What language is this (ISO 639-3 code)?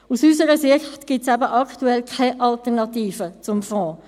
gsw